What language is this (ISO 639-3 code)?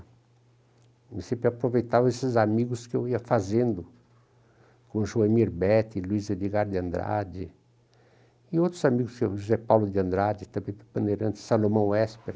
por